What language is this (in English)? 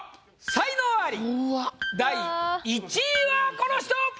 Japanese